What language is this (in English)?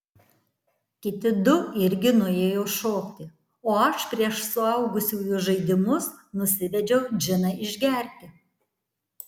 Lithuanian